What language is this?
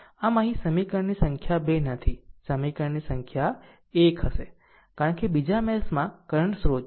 Gujarati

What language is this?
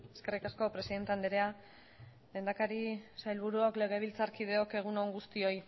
Basque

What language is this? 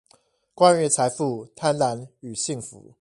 Chinese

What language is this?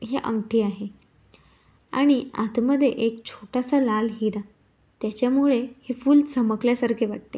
Marathi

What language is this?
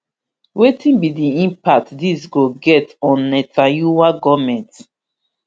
Nigerian Pidgin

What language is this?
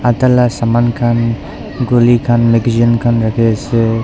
Naga Pidgin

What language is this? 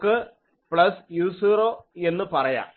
Malayalam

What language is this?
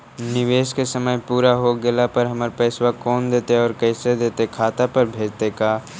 Magahi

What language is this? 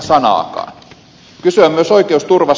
Finnish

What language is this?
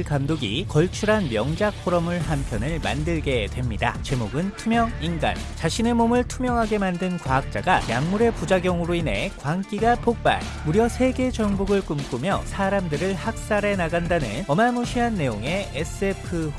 Korean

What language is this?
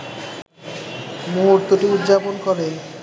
Bangla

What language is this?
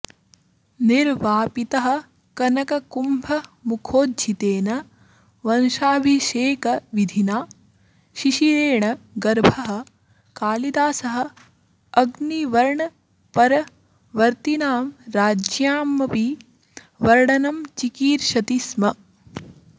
Sanskrit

